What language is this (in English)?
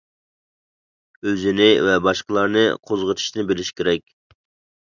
Uyghur